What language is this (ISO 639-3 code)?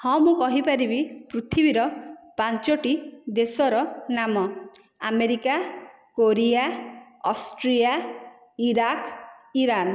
ori